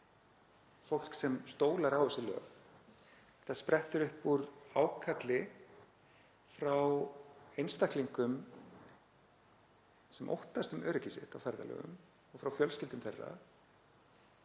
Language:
Icelandic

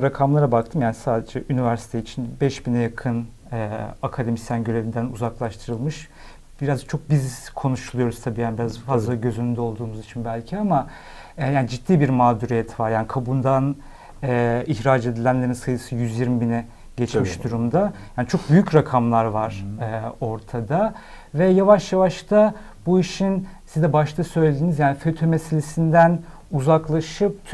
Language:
Turkish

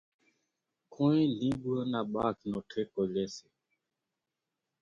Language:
Kachi Koli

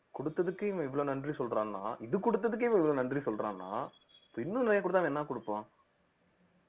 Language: Tamil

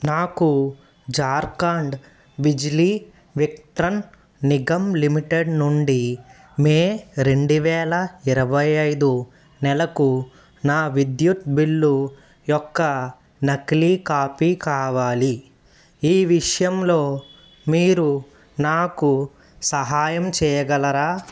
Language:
Telugu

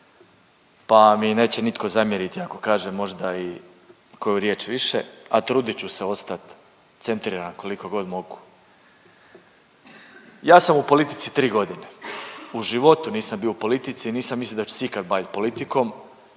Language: Croatian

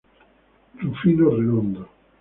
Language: Spanish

